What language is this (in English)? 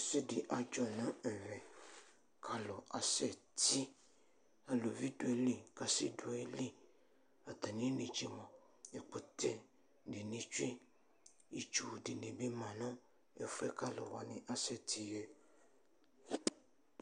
Ikposo